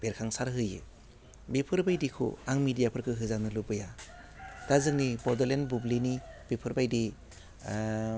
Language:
Bodo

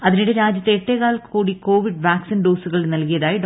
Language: Malayalam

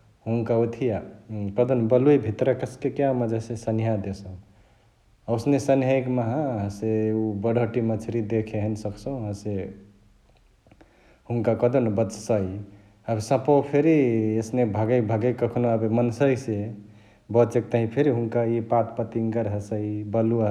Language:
Chitwania Tharu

